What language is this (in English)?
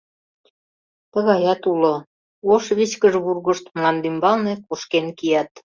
Mari